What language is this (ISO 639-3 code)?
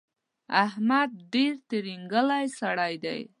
pus